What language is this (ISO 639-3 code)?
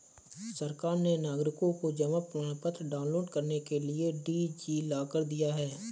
hin